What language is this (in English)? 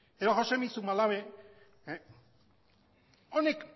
Basque